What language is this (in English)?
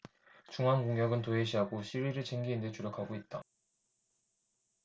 Korean